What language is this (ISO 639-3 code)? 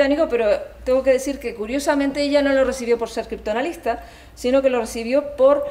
spa